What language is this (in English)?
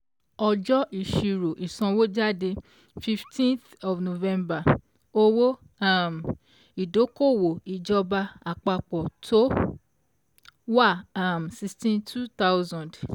Yoruba